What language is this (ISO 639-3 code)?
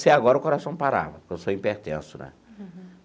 por